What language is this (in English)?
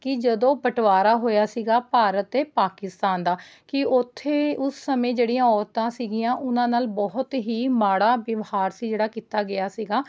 Punjabi